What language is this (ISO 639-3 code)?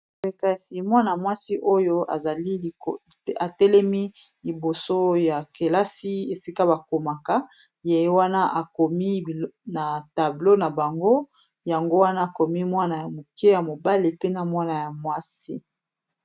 lin